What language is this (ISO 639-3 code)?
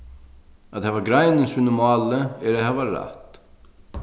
fao